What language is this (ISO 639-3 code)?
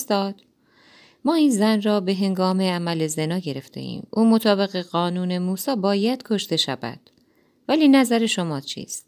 fas